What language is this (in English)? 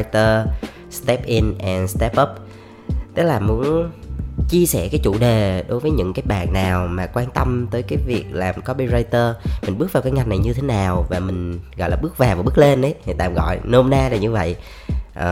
Vietnamese